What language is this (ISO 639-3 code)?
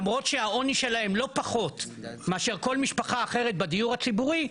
heb